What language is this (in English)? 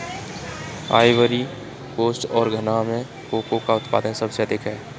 Hindi